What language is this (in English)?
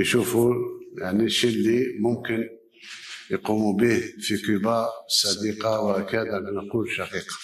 Arabic